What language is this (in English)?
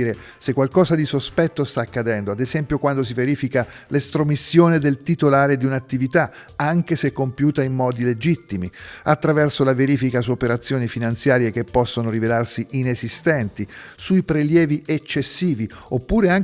Italian